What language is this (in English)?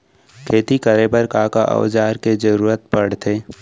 Chhattisgarhi